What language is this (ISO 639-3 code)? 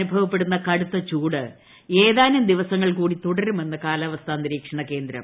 mal